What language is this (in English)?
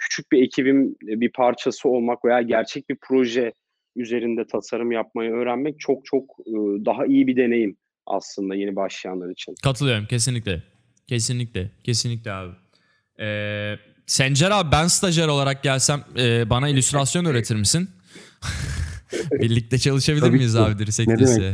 Turkish